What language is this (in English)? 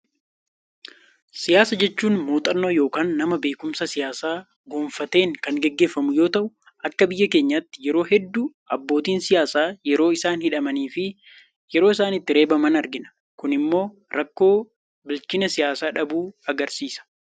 Oromo